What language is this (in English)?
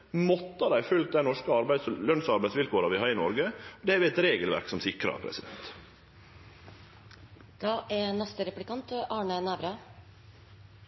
Norwegian Nynorsk